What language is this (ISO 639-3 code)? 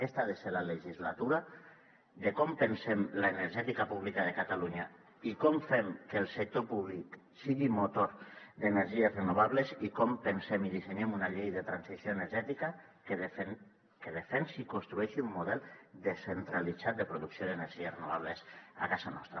cat